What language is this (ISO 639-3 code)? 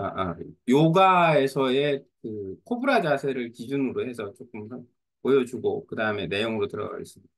kor